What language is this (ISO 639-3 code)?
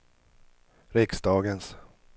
swe